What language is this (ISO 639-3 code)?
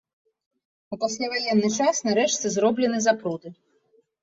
bel